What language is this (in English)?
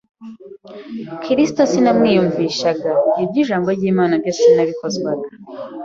Kinyarwanda